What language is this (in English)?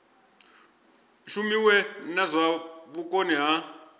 Venda